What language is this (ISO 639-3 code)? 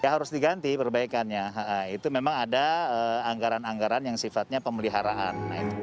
ind